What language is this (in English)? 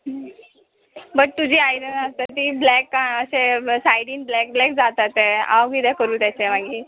Konkani